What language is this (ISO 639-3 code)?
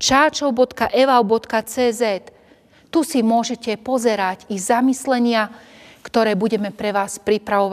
slk